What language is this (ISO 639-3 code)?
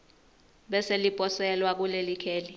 ssw